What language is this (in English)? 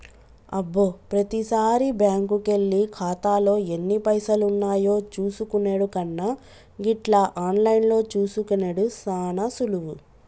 Telugu